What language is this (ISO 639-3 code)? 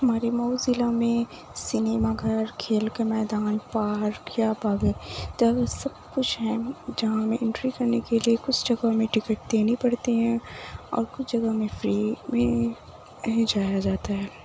urd